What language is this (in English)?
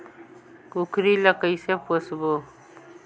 Chhattisgarhi